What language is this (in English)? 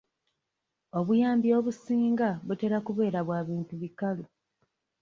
Ganda